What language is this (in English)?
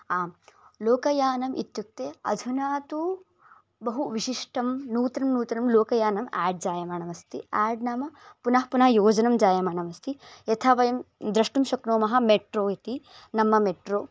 Sanskrit